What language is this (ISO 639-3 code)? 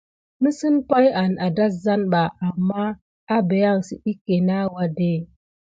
gid